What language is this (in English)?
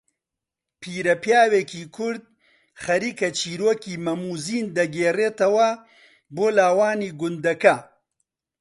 Central Kurdish